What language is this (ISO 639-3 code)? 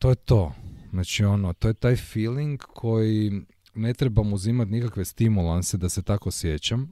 hrv